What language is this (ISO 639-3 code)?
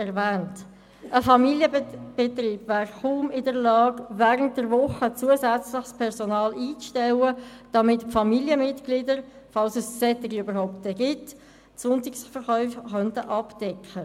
gsw